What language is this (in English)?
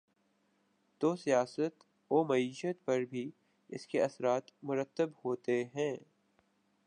Urdu